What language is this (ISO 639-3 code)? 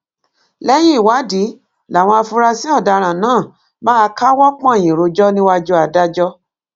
yor